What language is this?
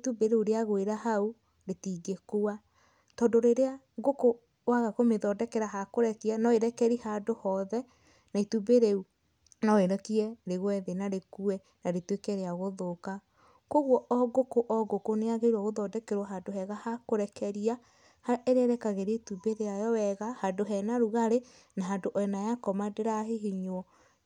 Kikuyu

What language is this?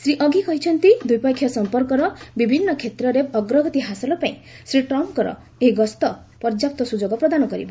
Odia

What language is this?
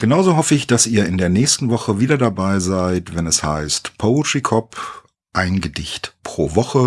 German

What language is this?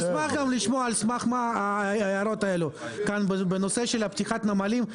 Hebrew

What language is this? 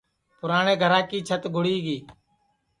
Sansi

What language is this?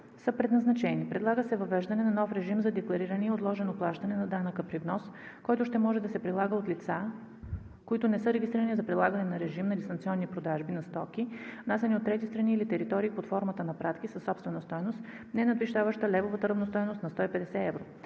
Bulgarian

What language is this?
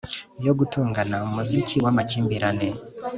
Kinyarwanda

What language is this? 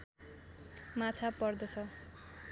Nepali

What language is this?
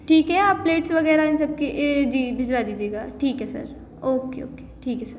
Hindi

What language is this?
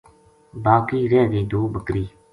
Gujari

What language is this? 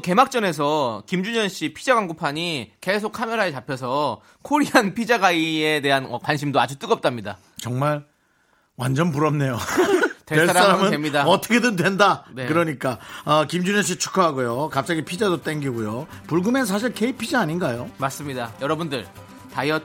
Korean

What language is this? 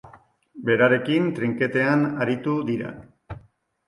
Basque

